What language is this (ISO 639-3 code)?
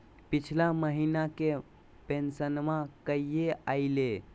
mag